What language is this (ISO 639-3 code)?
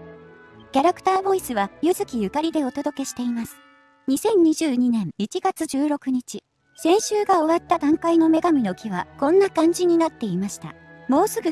jpn